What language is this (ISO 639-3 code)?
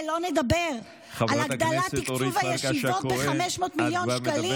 heb